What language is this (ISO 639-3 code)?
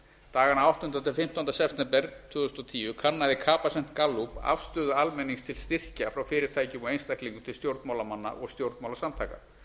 isl